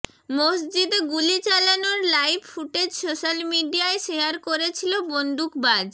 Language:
Bangla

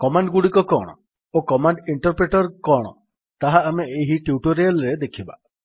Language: Odia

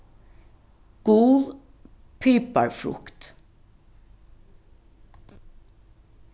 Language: Faroese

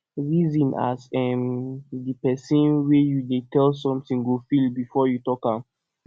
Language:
Nigerian Pidgin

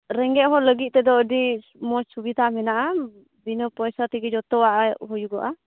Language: Santali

